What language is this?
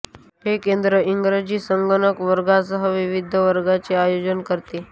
Marathi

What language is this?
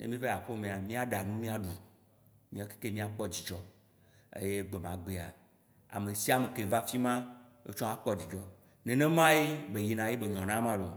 Waci Gbe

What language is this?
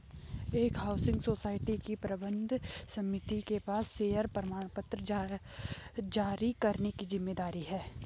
Hindi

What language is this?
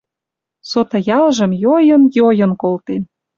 Western Mari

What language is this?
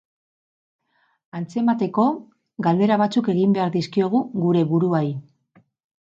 Basque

